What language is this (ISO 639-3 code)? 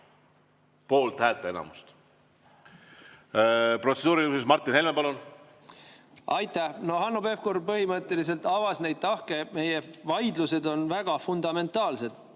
est